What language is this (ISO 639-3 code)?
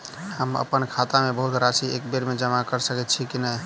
mai